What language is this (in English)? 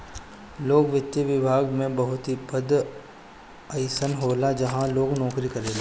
Bhojpuri